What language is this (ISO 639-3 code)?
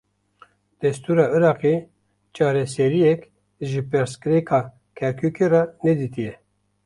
kur